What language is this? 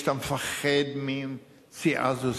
Hebrew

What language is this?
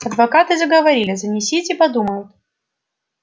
Russian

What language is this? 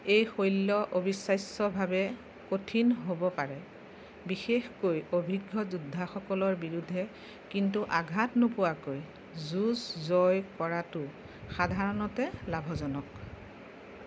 Assamese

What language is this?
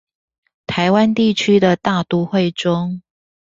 Chinese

